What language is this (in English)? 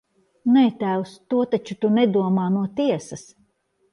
Latvian